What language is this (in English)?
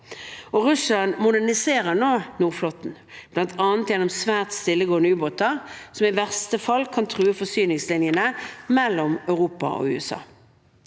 Norwegian